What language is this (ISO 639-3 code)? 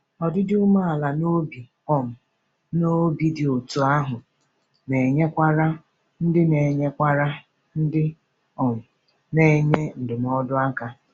ibo